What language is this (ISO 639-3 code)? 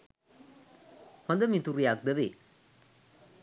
sin